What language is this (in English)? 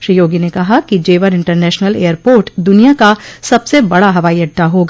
Hindi